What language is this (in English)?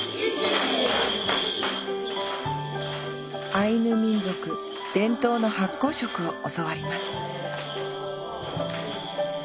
Japanese